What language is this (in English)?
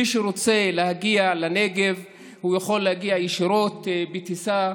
Hebrew